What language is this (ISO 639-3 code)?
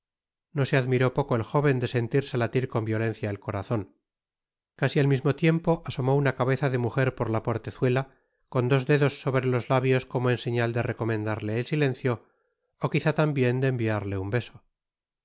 spa